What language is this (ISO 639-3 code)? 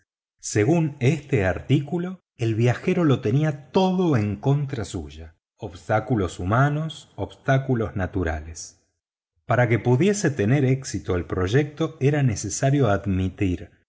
spa